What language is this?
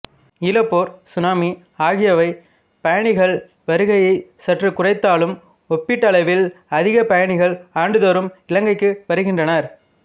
Tamil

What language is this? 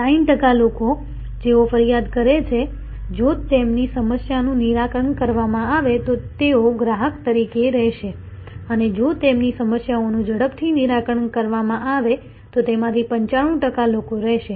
Gujarati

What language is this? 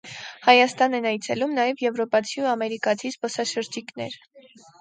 Armenian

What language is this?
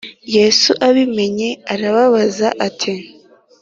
Kinyarwanda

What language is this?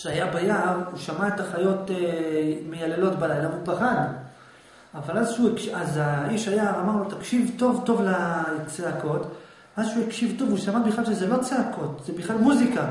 Hebrew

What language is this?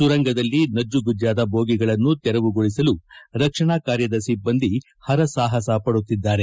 Kannada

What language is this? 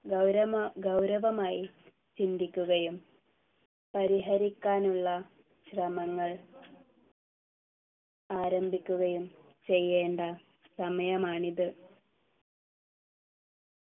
Malayalam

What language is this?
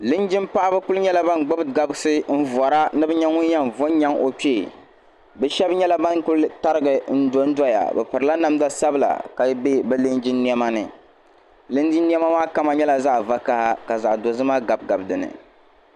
Dagbani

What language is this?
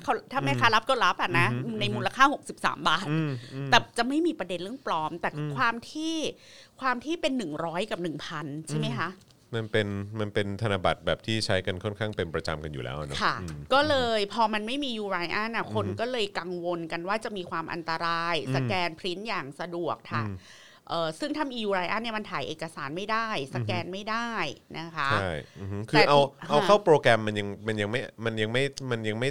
Thai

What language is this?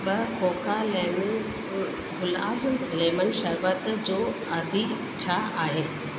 Sindhi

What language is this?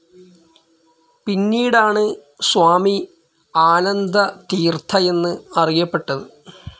Malayalam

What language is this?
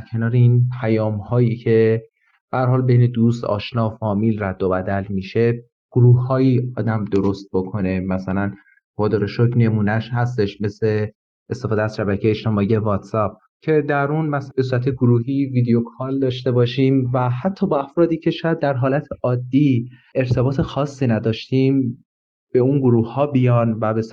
Persian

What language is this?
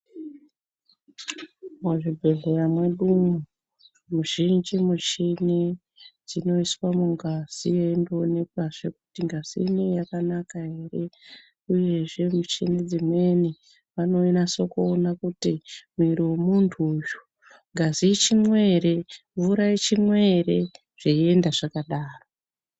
Ndau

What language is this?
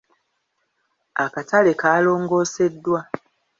Ganda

